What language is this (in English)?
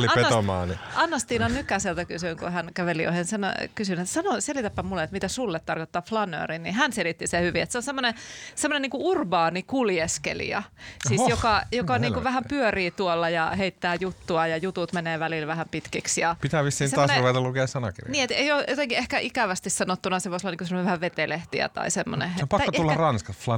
Finnish